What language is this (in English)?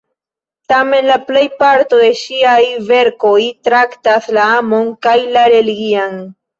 Esperanto